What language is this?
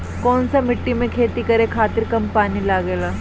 Bhojpuri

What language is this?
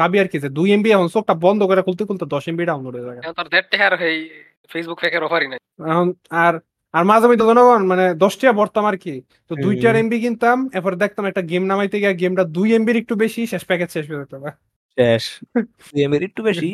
Bangla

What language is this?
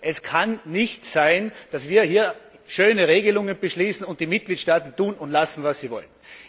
German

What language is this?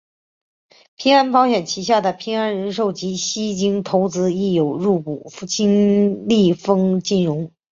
Chinese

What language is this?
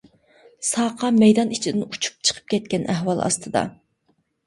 Uyghur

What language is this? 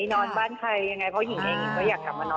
Thai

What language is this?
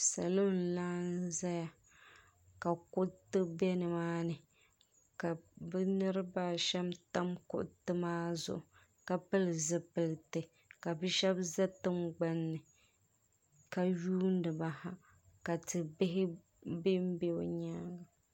Dagbani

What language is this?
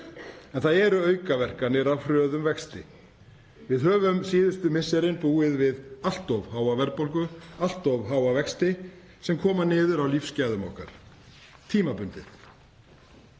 Icelandic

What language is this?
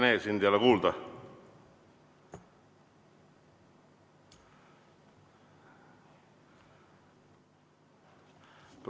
Estonian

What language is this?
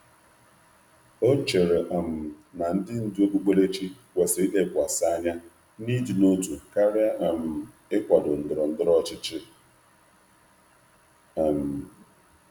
Igbo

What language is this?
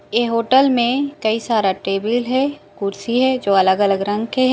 Chhattisgarhi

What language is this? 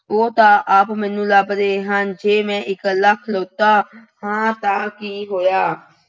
Punjabi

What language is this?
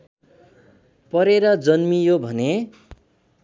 Nepali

